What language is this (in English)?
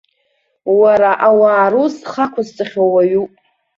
Abkhazian